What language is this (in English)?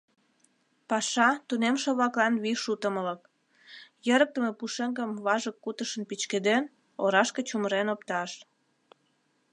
Mari